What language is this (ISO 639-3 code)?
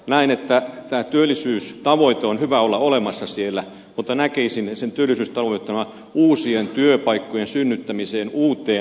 fin